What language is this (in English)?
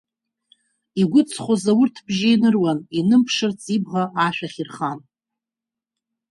Abkhazian